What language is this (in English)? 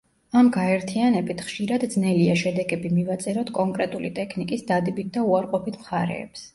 Georgian